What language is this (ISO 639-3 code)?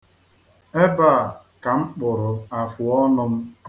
ibo